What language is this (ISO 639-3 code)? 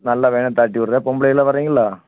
tam